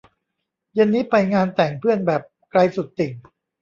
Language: Thai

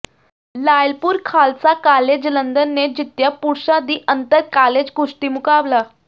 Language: Punjabi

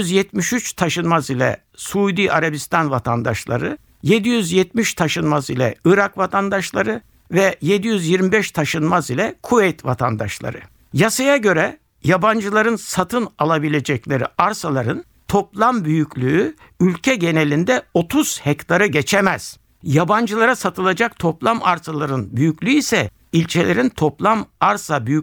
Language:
Turkish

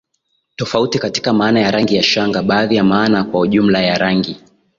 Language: Swahili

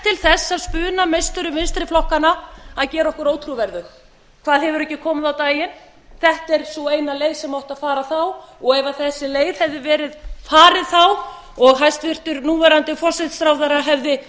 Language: Icelandic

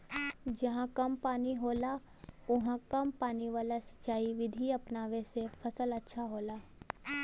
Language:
Bhojpuri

